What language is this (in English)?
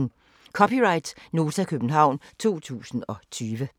Danish